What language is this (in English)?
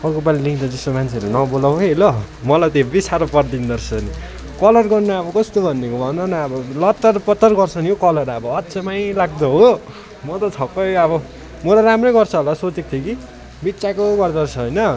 Nepali